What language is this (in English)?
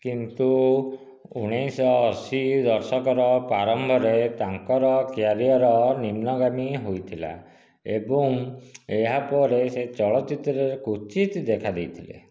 Odia